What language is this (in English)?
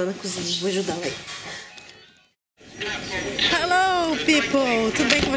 Portuguese